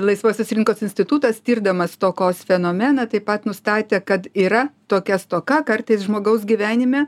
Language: Lithuanian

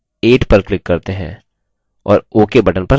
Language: Hindi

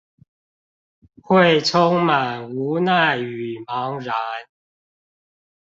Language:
Chinese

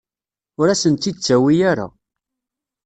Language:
Kabyle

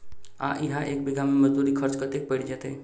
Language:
Maithili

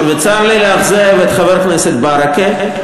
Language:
Hebrew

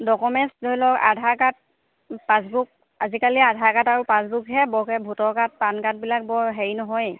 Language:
Assamese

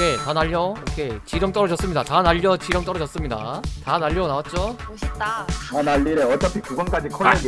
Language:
Korean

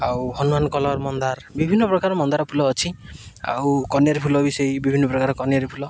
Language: Odia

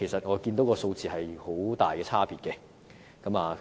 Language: Cantonese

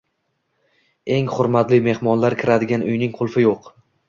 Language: Uzbek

